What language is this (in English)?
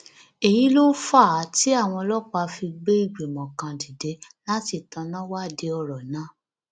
Yoruba